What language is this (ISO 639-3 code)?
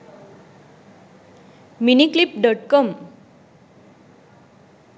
sin